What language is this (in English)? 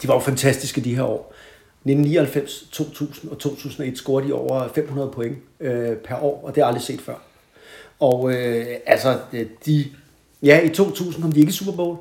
Danish